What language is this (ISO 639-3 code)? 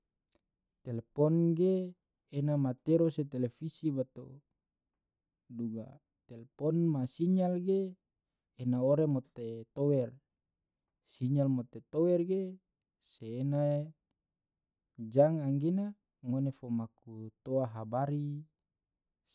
tvo